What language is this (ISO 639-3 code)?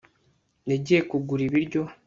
kin